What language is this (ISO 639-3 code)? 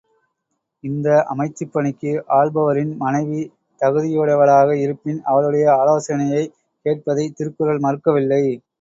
tam